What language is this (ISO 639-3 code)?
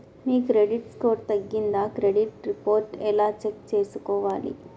tel